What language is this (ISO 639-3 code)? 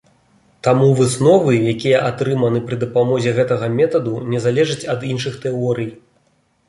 bel